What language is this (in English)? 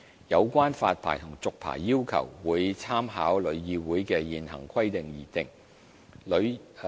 Cantonese